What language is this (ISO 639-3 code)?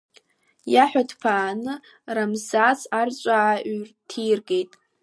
abk